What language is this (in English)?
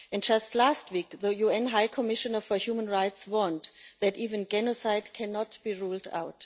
English